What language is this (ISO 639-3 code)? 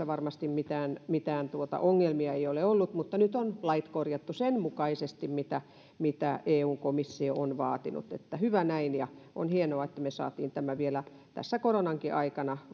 fin